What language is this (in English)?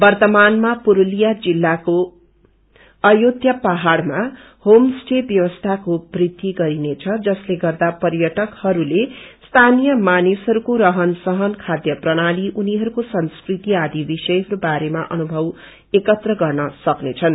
Nepali